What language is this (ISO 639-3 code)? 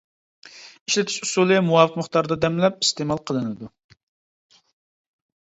uig